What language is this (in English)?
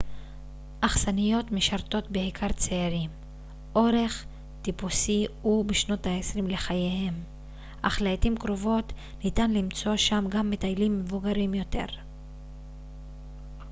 Hebrew